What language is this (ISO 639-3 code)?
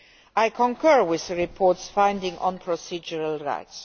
eng